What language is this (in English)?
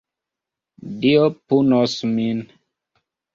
Esperanto